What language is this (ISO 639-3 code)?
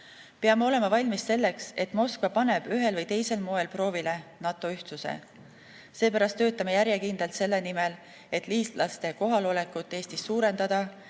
est